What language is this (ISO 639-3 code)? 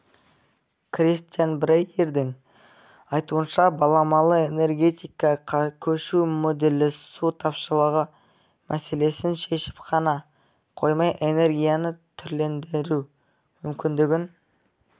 kaz